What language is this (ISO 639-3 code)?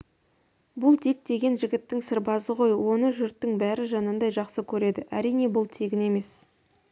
kaz